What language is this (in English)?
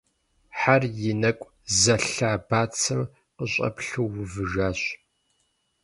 Kabardian